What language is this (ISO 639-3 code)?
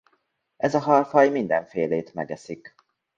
hun